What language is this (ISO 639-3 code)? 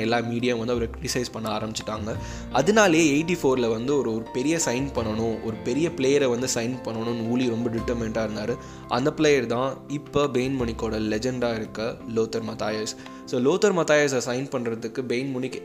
tam